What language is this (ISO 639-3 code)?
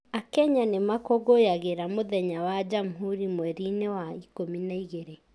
kik